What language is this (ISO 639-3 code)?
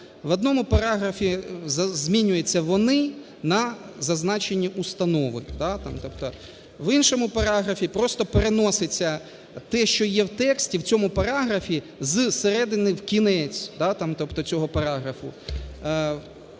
ukr